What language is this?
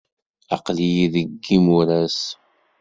Kabyle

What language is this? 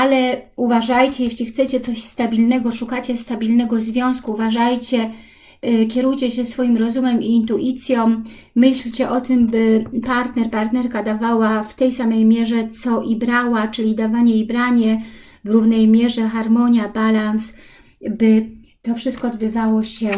Polish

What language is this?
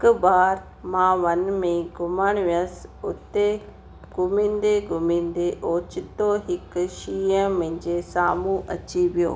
Sindhi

